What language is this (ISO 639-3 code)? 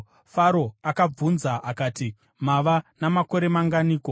sna